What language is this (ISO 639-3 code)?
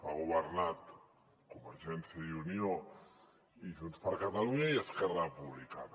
cat